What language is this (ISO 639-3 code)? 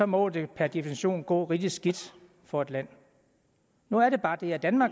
dan